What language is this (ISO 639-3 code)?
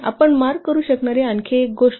mar